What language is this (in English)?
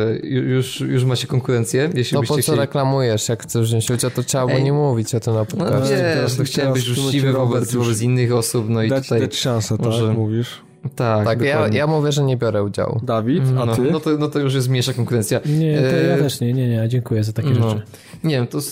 Polish